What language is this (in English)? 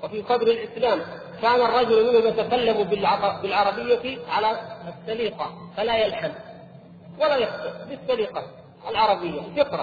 Arabic